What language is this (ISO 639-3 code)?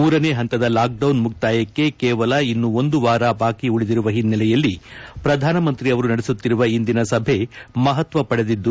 kan